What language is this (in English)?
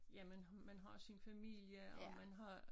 Danish